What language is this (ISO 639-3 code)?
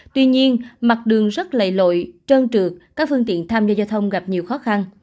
vie